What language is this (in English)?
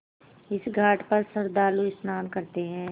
Hindi